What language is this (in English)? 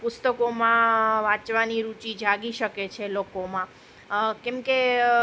Gujarati